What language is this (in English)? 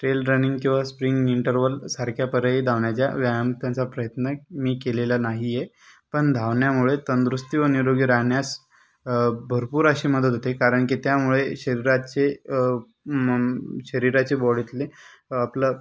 Marathi